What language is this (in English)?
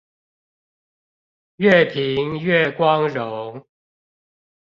Chinese